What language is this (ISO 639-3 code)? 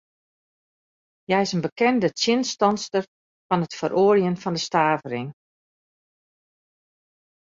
fry